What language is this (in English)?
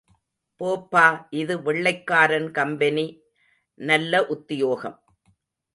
Tamil